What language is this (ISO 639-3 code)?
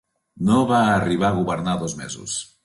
cat